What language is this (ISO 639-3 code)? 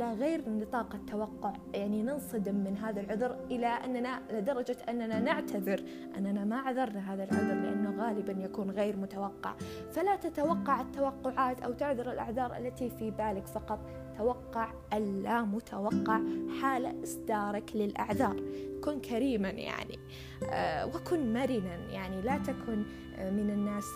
ara